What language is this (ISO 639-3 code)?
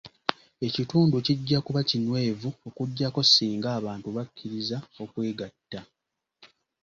lug